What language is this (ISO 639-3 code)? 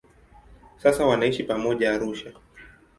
swa